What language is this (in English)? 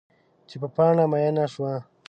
Pashto